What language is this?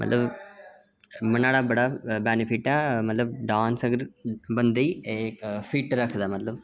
Dogri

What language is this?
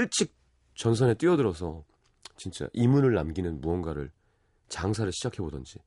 Korean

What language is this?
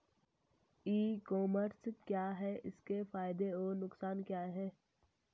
Hindi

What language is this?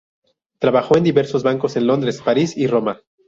Spanish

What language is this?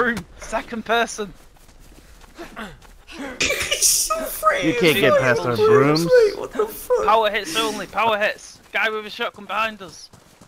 English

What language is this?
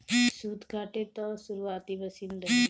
Bhojpuri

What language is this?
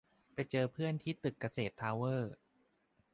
Thai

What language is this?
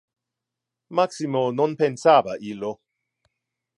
Interlingua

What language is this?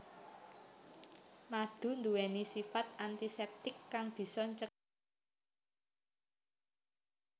Javanese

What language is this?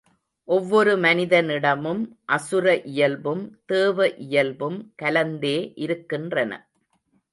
Tamil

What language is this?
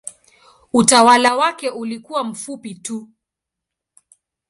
Swahili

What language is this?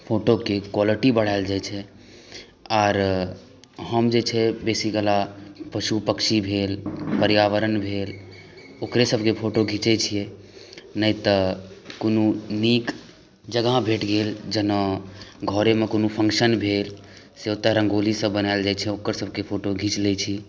Maithili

